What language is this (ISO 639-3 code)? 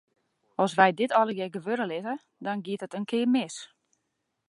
fry